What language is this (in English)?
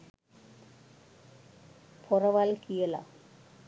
Sinhala